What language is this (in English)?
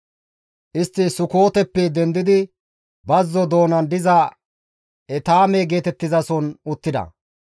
Gamo